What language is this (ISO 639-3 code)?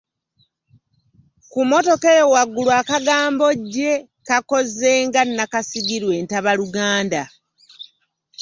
lug